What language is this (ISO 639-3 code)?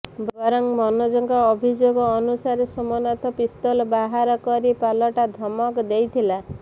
ori